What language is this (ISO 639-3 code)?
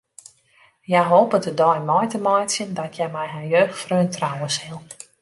fry